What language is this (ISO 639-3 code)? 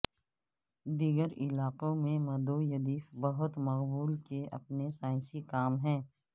urd